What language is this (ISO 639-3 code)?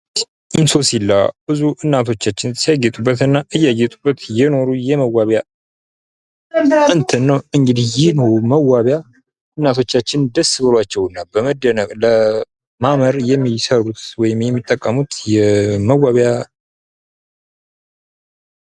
amh